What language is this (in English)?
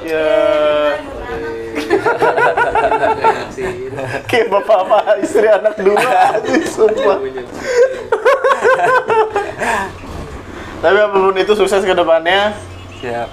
Indonesian